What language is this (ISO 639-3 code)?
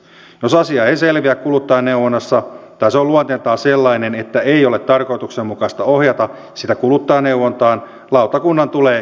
fin